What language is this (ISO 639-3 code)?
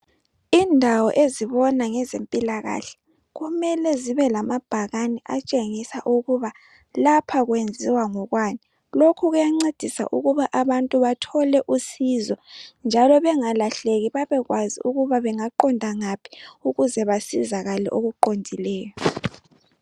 nde